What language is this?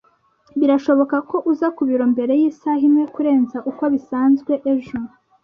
Kinyarwanda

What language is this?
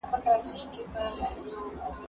Pashto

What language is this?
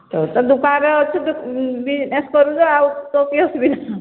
Odia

